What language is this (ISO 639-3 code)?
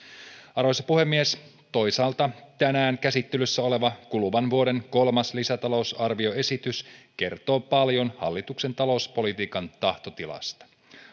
fin